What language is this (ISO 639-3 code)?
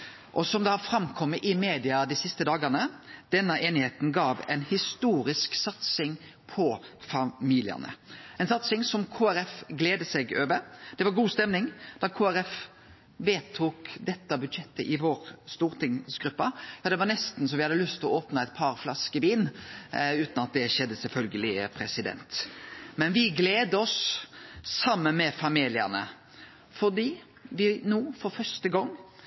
nno